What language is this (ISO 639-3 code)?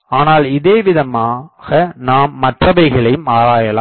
tam